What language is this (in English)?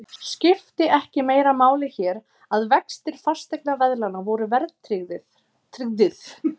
Icelandic